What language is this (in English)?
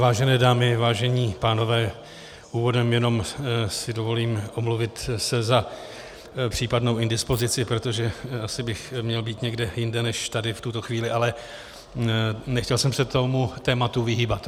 Czech